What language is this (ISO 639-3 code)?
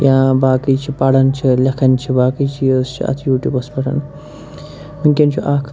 kas